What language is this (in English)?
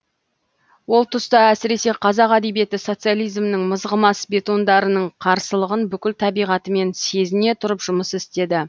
Kazakh